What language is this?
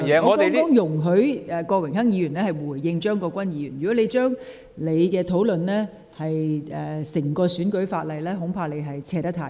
Cantonese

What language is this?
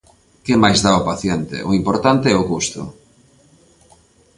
Galician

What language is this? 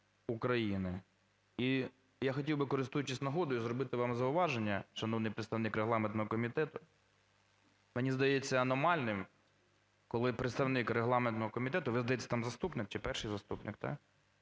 Ukrainian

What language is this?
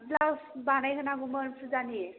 Bodo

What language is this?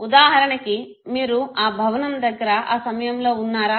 Telugu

